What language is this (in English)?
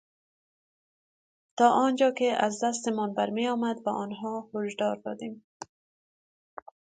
Persian